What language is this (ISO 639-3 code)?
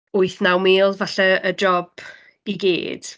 cym